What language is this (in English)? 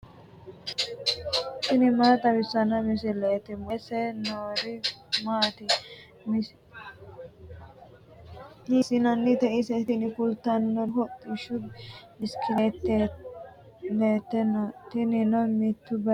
Sidamo